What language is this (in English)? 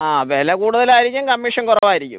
Malayalam